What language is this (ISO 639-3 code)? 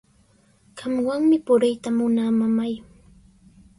qws